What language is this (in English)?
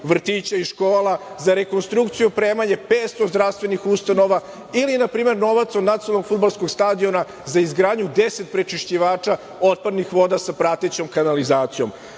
Serbian